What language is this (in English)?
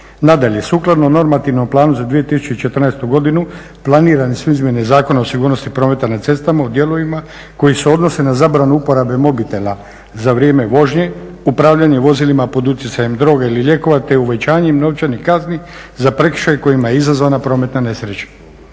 Croatian